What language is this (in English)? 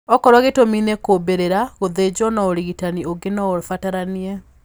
Kikuyu